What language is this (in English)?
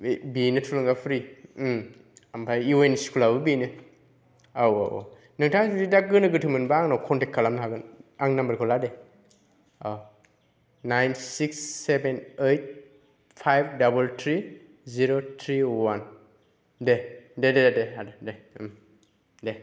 Bodo